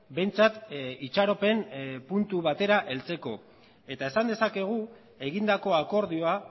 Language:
Basque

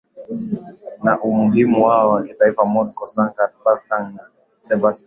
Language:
Swahili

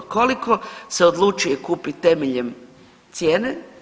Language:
Croatian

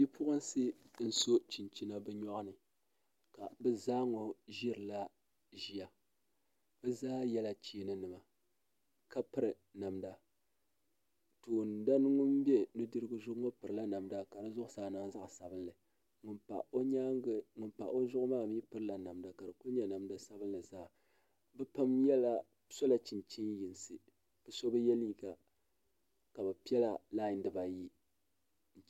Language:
Dagbani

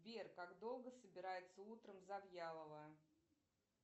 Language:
Russian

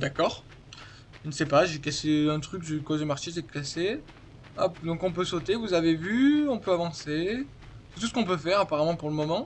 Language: French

